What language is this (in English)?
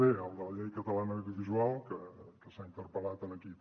Catalan